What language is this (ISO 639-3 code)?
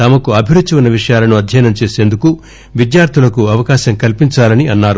tel